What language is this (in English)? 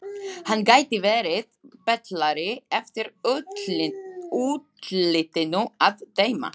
Icelandic